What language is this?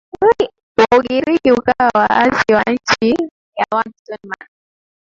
Swahili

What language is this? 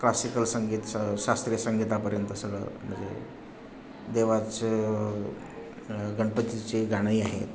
Marathi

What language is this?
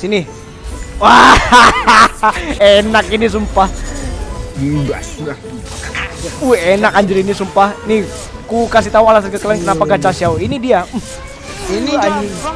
Indonesian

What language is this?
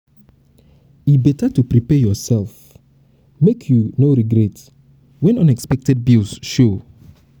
Nigerian Pidgin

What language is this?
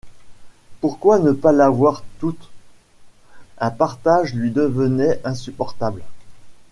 French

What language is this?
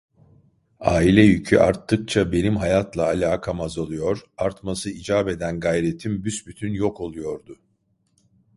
Turkish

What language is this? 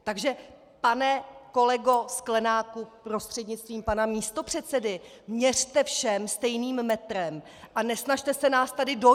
Czech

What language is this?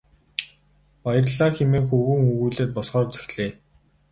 Mongolian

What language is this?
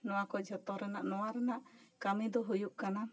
Santali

